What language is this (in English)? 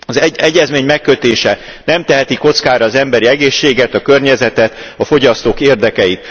Hungarian